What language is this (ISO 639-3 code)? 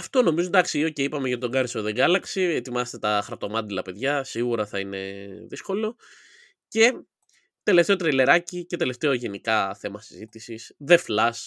ell